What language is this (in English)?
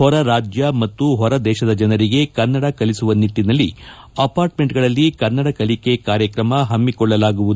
Kannada